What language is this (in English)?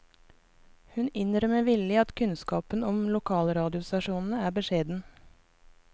Norwegian